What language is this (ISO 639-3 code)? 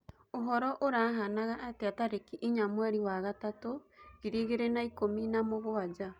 kik